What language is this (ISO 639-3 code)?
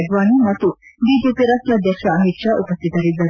kan